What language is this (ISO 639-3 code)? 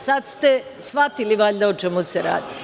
srp